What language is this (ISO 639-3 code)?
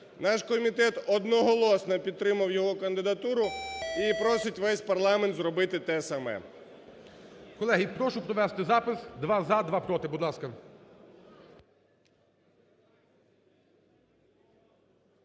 ukr